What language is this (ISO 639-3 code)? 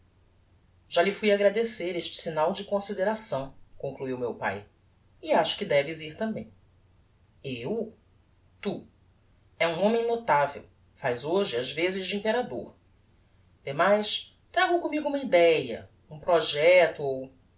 por